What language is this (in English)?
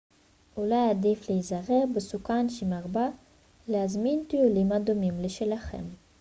Hebrew